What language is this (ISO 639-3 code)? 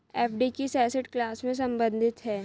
hin